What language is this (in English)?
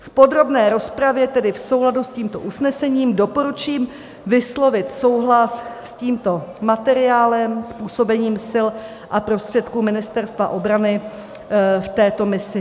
Czech